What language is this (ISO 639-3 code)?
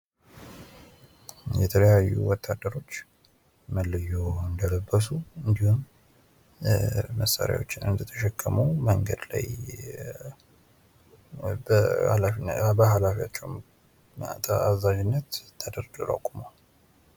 amh